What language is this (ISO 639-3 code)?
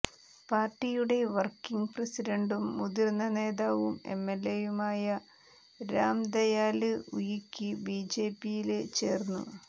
mal